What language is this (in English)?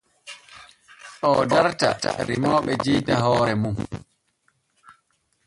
Borgu Fulfulde